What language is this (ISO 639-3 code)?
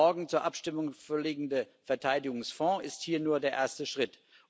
deu